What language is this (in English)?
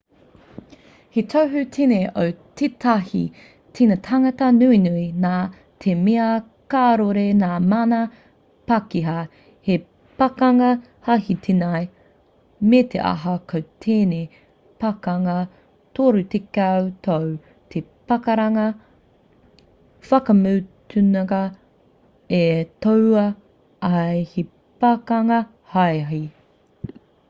Māori